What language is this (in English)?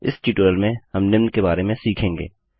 Hindi